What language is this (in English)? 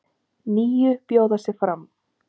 Icelandic